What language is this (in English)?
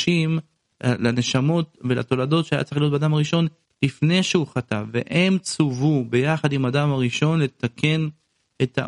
Hebrew